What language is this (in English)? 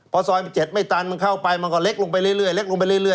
Thai